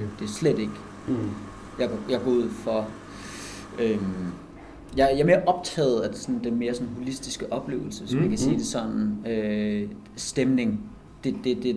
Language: Danish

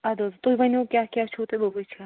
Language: Kashmiri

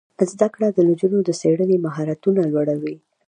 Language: Pashto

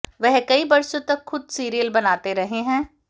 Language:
Hindi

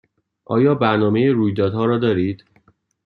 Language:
Persian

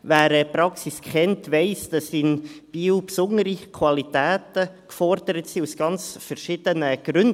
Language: Swiss German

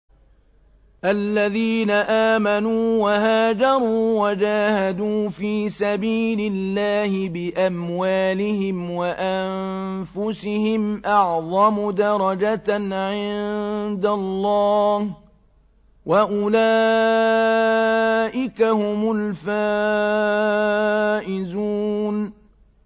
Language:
Arabic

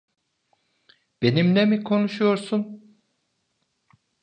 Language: Turkish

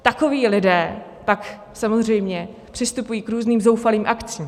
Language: Czech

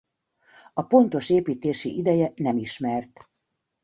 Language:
Hungarian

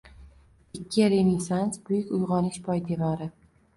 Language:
Uzbek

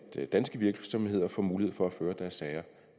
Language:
Danish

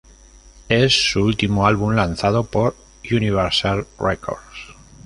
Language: Spanish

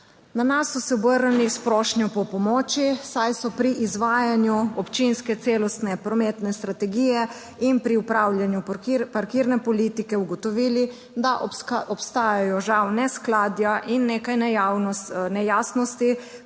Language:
Slovenian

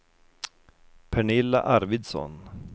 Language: Swedish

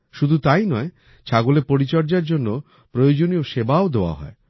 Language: Bangla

